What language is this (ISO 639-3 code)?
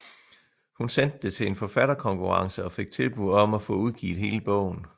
dan